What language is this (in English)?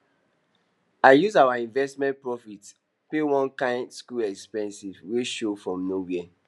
Nigerian Pidgin